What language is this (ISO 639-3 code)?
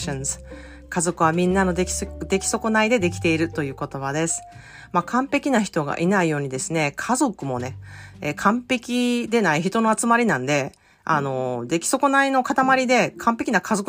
jpn